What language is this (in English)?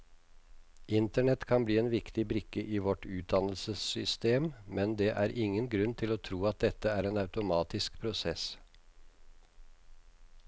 Norwegian